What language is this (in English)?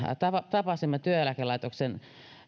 Finnish